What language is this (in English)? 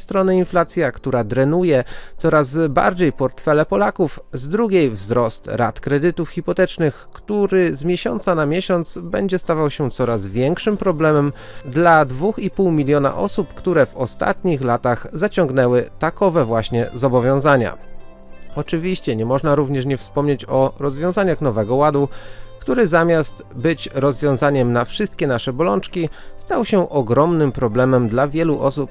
Polish